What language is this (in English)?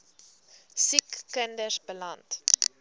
Afrikaans